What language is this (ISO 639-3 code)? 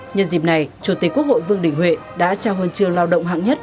vie